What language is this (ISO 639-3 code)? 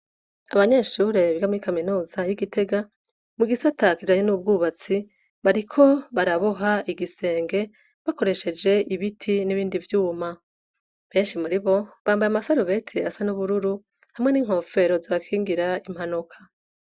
run